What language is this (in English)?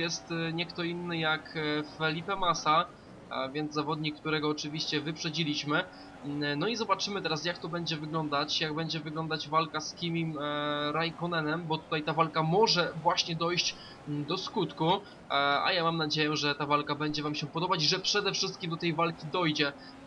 Polish